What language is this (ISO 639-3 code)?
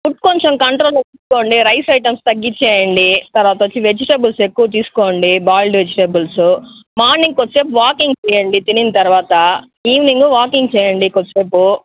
tel